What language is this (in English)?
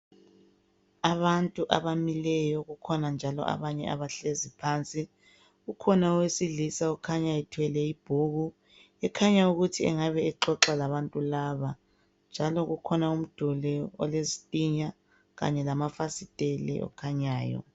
North Ndebele